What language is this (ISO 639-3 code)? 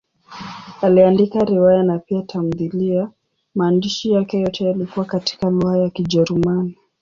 swa